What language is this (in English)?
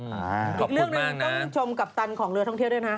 Thai